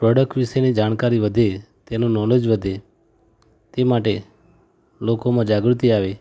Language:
Gujarati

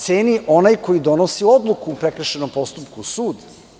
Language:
Serbian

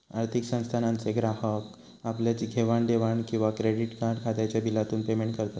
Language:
Marathi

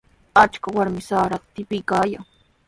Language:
Sihuas Ancash Quechua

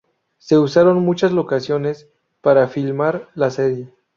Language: Spanish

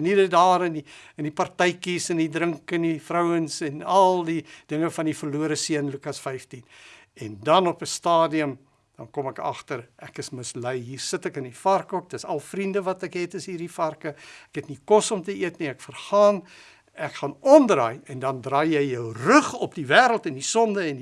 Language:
Dutch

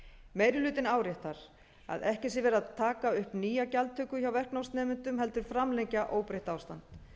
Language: Icelandic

